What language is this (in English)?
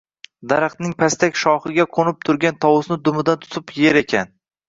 Uzbek